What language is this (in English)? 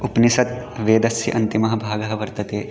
Sanskrit